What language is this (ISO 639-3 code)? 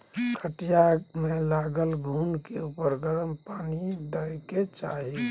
mai